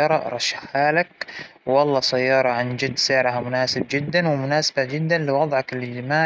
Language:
Hijazi Arabic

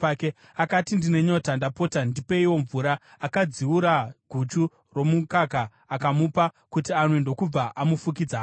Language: Shona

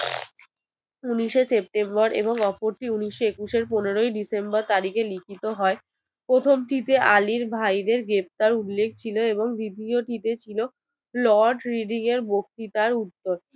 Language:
Bangla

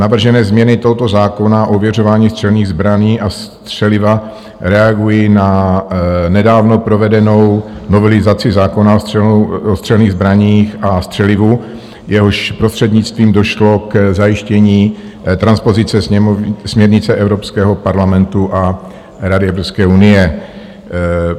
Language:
Czech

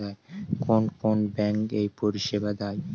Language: Bangla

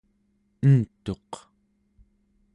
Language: Central Yupik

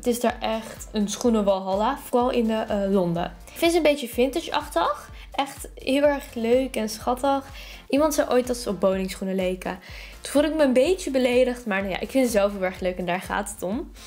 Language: Dutch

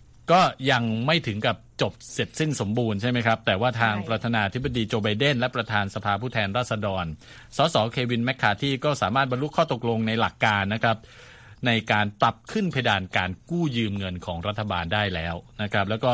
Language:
Thai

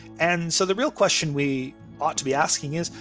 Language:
English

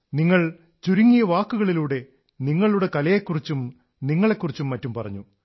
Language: Malayalam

